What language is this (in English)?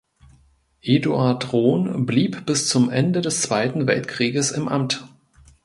German